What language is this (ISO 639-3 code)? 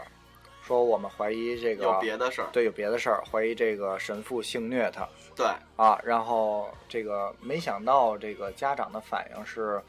zho